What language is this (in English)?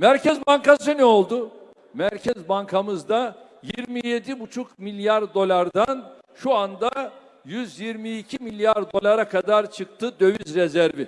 Turkish